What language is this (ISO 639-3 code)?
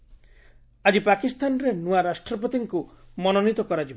ori